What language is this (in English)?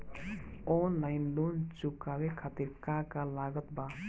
Bhojpuri